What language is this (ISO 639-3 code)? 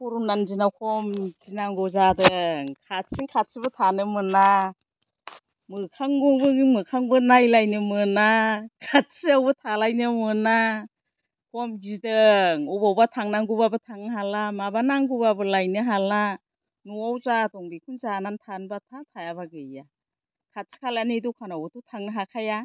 brx